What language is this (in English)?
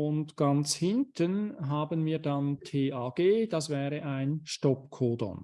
German